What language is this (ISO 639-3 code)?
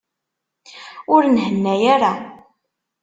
kab